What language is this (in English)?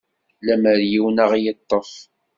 Kabyle